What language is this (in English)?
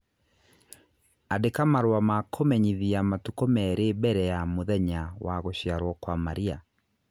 Kikuyu